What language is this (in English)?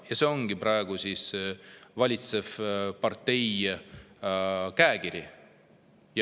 Estonian